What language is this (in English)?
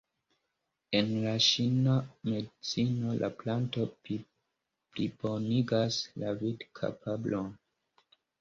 Esperanto